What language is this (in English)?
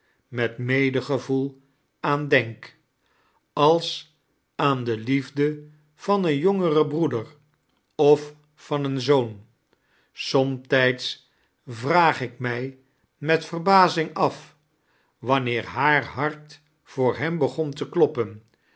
Dutch